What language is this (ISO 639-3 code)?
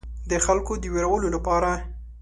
pus